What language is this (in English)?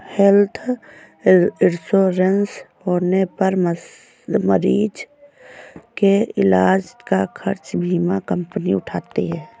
Hindi